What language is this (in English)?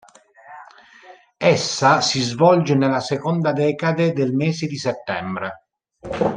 Italian